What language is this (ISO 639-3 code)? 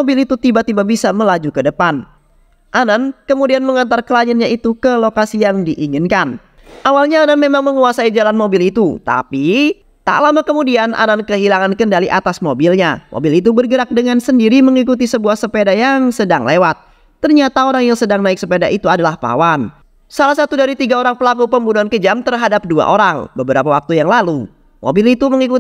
ind